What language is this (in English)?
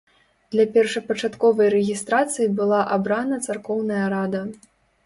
Belarusian